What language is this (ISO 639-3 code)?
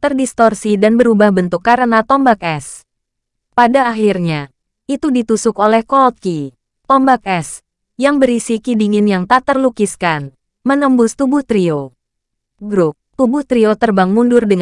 ind